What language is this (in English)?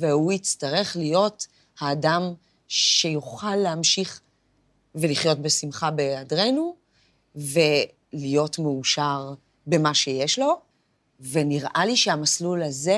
Hebrew